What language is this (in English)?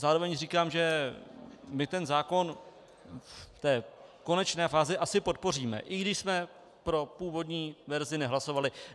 Czech